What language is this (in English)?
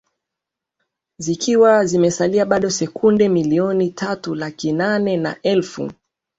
Swahili